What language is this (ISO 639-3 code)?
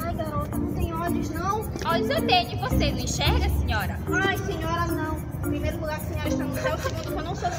por